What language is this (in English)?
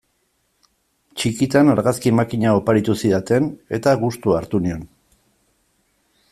Basque